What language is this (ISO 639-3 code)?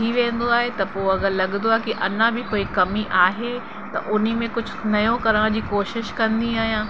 snd